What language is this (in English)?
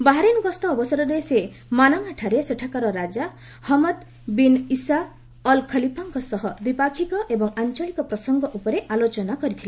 Odia